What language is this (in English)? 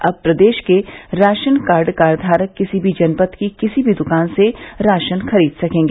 Hindi